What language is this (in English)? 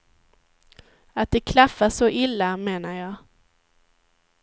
Swedish